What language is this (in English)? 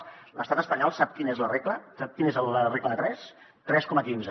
Catalan